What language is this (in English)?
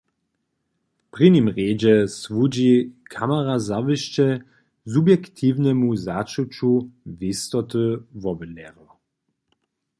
Upper Sorbian